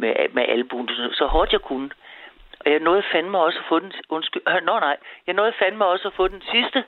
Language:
Danish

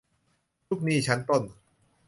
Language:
Thai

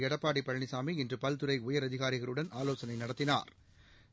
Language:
Tamil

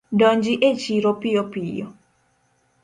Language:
Luo (Kenya and Tanzania)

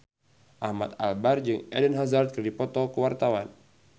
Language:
Sundanese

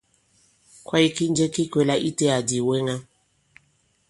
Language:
Bankon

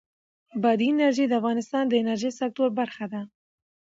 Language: Pashto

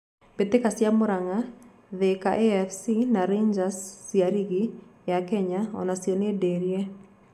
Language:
Kikuyu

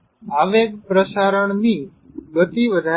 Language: Gujarati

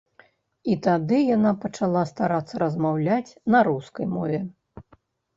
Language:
Belarusian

